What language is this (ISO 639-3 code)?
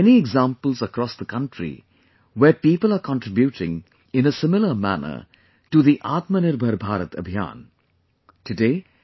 eng